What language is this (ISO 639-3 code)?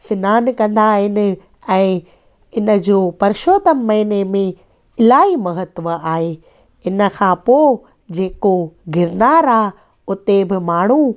snd